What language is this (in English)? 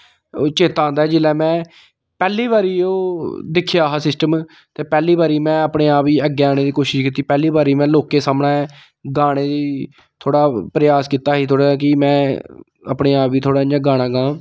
Dogri